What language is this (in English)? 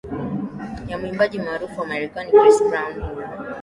Swahili